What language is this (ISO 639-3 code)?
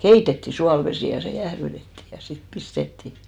fin